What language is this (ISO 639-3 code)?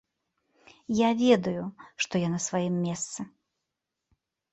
bel